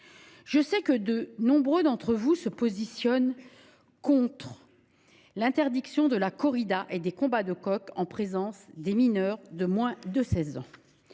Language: French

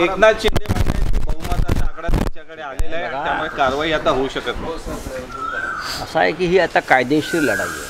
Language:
Marathi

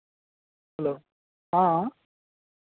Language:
Maithili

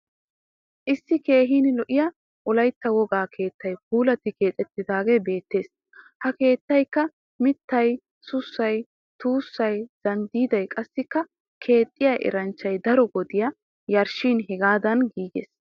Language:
Wolaytta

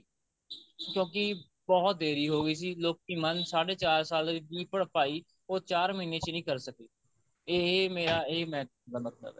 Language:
Punjabi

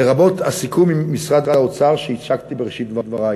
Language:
Hebrew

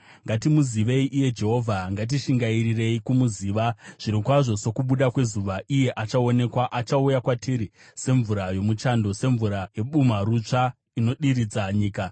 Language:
Shona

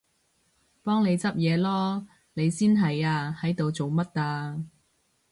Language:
Cantonese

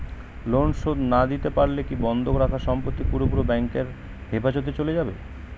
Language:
Bangla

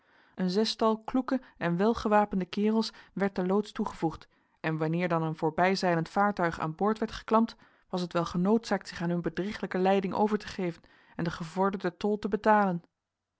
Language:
Dutch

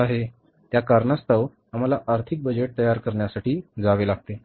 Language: Marathi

